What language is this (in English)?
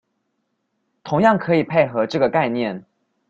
Chinese